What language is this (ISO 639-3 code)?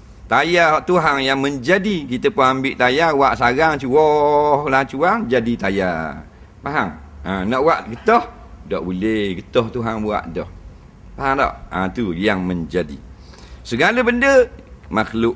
msa